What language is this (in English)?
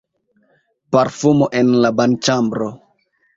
Esperanto